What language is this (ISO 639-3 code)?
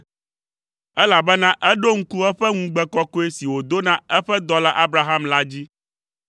ewe